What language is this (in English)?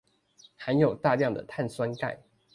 Chinese